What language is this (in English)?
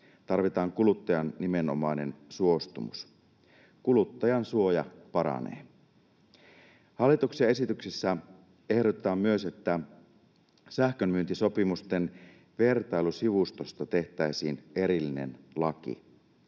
Finnish